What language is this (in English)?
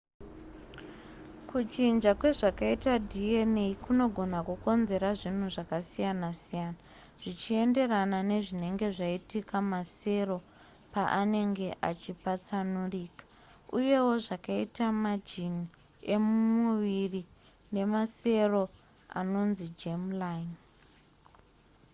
Shona